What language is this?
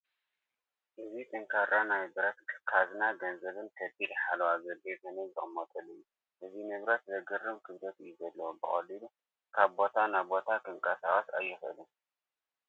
Tigrinya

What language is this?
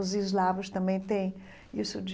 Portuguese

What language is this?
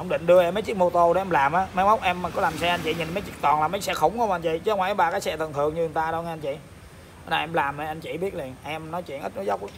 Vietnamese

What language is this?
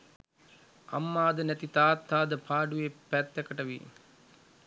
Sinhala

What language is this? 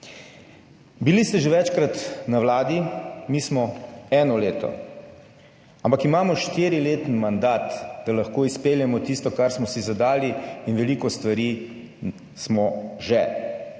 Slovenian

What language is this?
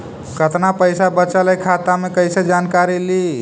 Magahi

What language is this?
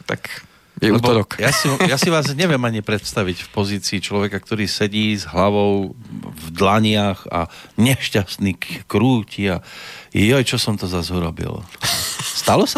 Slovak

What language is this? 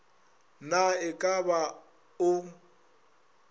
Northern Sotho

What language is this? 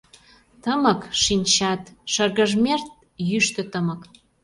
Mari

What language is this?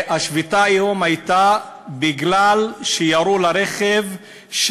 Hebrew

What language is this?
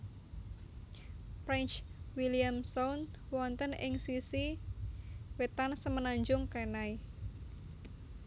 Javanese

